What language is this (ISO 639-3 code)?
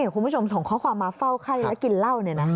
tha